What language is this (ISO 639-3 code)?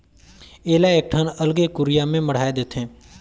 hne